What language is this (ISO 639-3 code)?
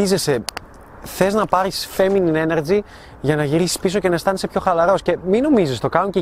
ell